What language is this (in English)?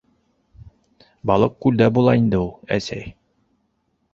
Bashkir